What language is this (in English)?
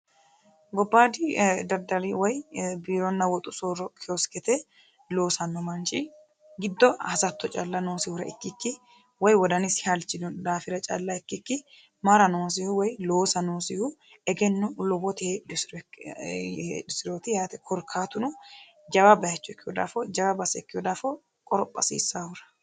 Sidamo